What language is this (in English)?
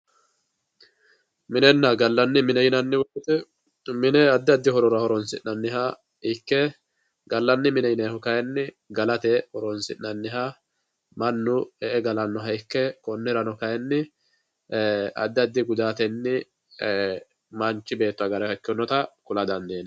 Sidamo